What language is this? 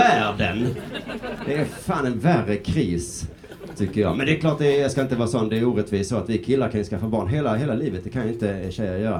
Swedish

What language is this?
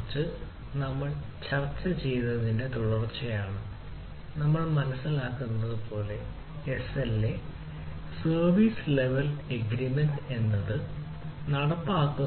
Malayalam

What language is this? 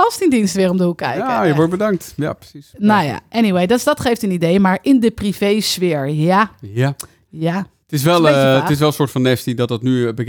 Dutch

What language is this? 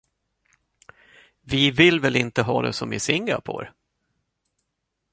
Swedish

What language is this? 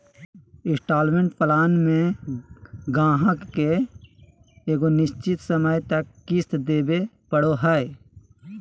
Magahi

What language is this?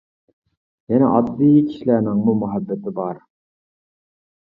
Uyghur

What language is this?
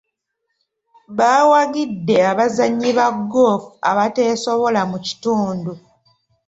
Ganda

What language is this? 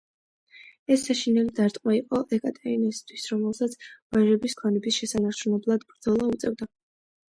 Georgian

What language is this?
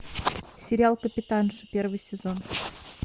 Russian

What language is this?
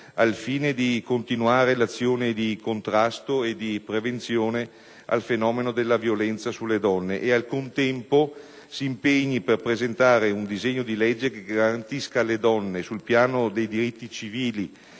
Italian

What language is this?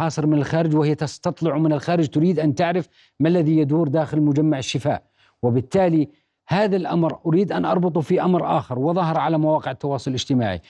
Arabic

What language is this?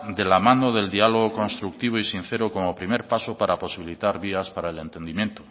Spanish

